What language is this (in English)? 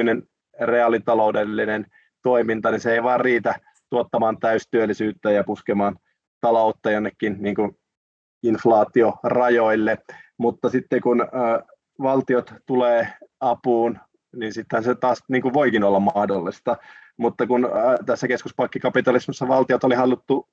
Finnish